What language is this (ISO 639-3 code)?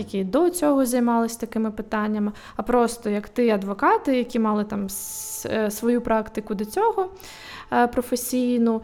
ukr